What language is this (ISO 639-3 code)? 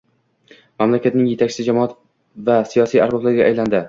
uzb